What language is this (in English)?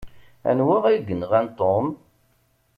Kabyle